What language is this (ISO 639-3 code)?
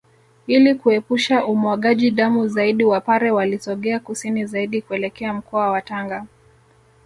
swa